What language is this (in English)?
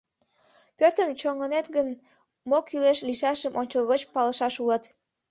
Mari